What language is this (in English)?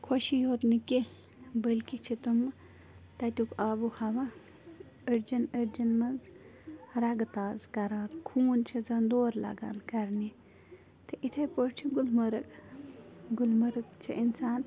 Kashmiri